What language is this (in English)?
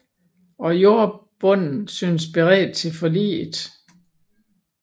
Danish